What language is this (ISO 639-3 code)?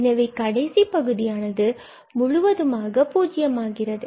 tam